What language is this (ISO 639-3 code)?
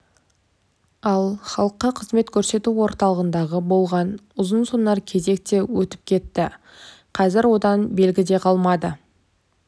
kaz